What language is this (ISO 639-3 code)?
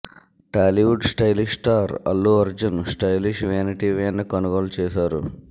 tel